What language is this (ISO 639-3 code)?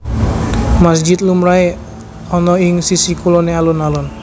jav